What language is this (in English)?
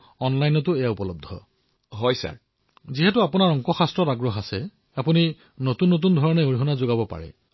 Assamese